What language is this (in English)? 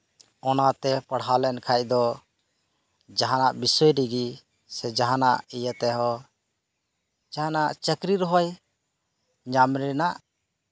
Santali